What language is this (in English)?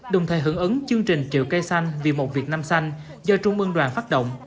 Vietnamese